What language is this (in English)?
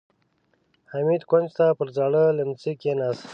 Pashto